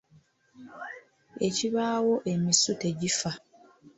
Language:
Ganda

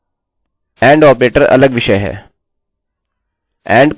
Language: Hindi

